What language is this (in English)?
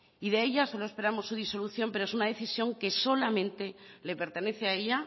Spanish